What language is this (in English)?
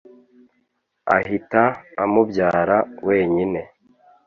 Kinyarwanda